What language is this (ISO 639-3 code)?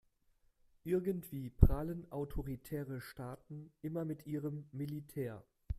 deu